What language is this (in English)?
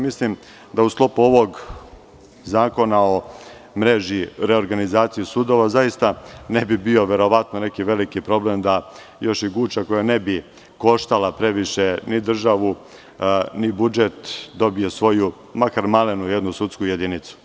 Serbian